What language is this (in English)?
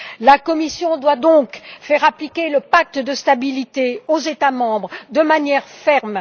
French